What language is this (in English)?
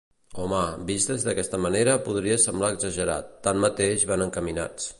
Catalan